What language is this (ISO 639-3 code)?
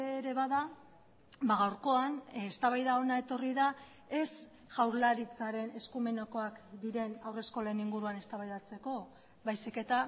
eus